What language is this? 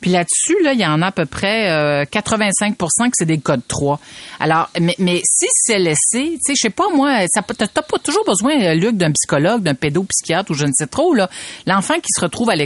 French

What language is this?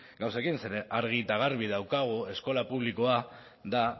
Basque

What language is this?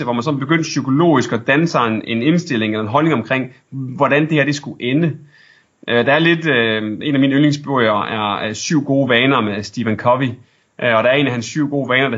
Danish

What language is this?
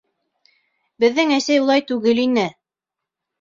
Bashkir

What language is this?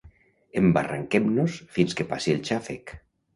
Catalan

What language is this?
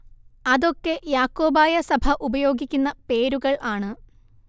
Malayalam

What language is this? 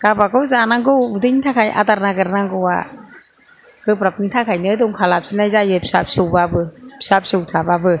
Bodo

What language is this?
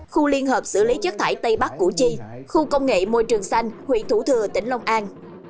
Vietnamese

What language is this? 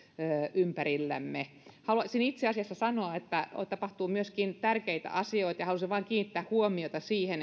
Finnish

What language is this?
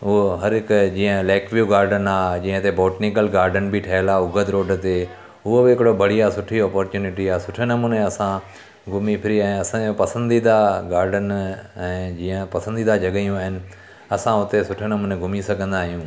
Sindhi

